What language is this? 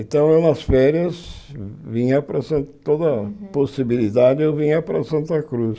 Portuguese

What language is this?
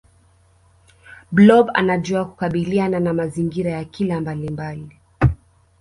Swahili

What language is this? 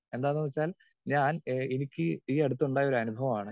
Malayalam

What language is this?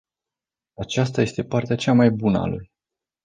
Romanian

